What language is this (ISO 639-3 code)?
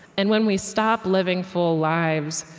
eng